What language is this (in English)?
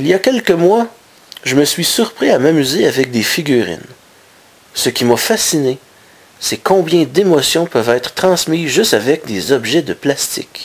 French